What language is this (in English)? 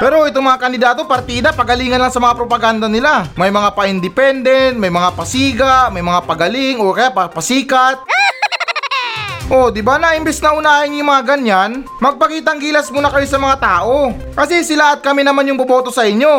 Filipino